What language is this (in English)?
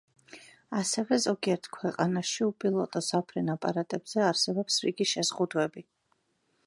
Georgian